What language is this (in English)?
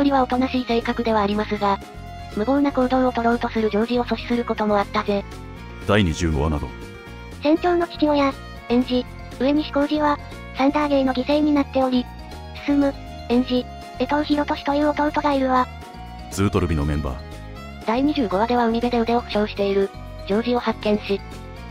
Japanese